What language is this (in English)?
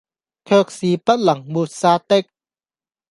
Cantonese